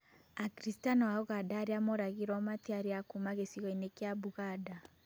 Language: Kikuyu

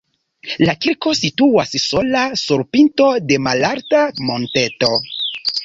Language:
Esperanto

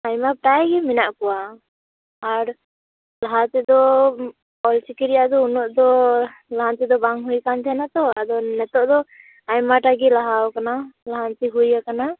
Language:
Santali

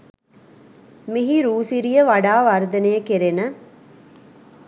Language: Sinhala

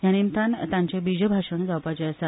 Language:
Konkani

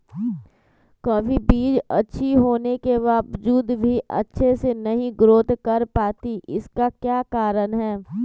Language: Magahi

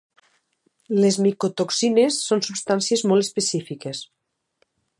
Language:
Catalan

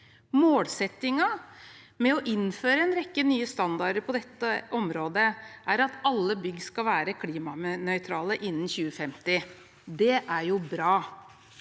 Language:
Norwegian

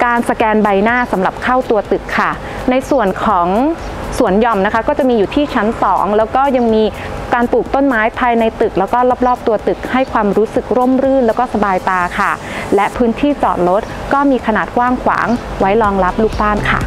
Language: Thai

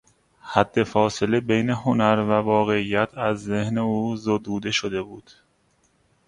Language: Persian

